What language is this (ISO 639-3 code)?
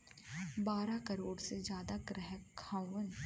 bho